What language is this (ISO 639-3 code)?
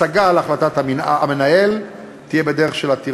heb